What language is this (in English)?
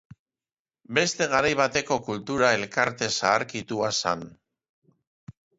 Basque